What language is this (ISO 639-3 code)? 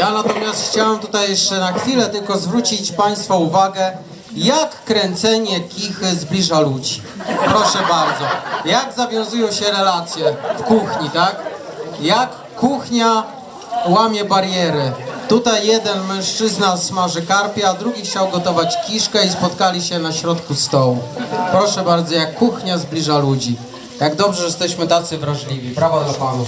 pol